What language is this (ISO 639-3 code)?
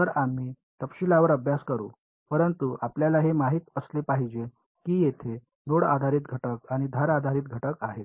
mar